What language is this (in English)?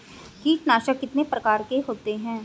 Hindi